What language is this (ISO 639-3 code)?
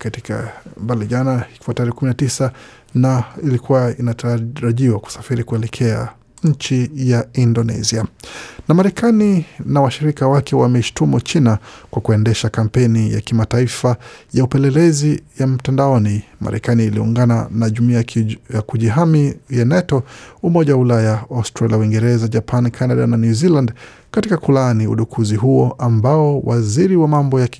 swa